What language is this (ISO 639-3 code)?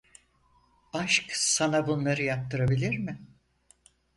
tur